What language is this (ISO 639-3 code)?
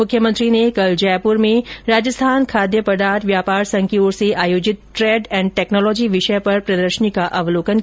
hin